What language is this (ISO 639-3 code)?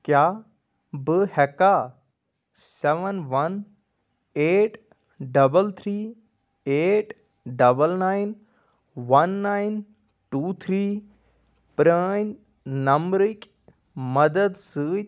kas